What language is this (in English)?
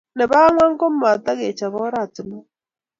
Kalenjin